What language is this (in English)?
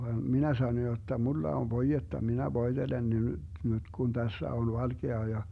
Finnish